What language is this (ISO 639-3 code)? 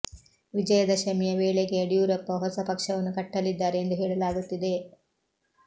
kan